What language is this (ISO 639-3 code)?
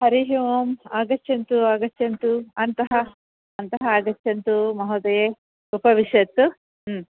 san